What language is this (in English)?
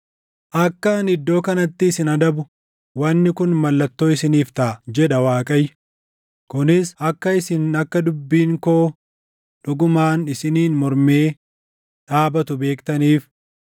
Oromo